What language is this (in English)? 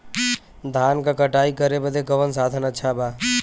Bhojpuri